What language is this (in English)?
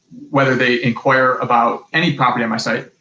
English